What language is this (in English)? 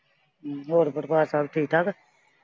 Punjabi